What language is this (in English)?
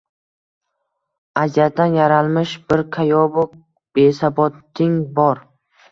Uzbek